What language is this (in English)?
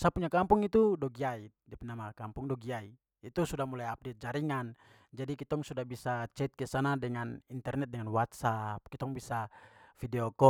Papuan Malay